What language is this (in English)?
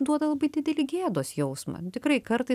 Lithuanian